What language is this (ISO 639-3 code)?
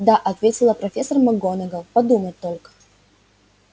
rus